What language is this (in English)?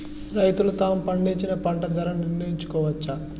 Telugu